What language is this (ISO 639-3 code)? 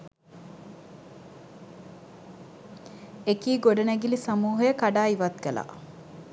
sin